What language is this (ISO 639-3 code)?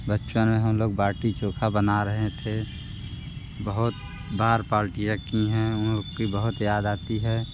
hin